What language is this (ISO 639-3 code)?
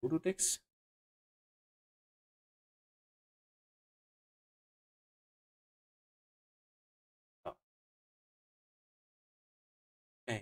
deu